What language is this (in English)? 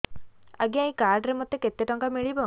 Odia